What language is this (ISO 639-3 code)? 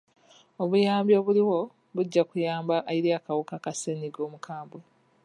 lug